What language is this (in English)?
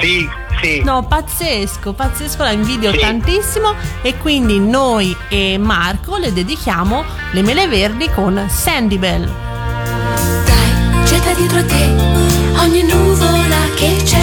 Italian